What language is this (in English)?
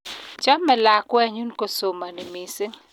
Kalenjin